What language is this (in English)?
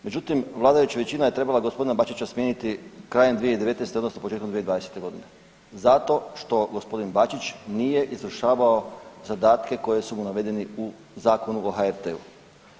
Croatian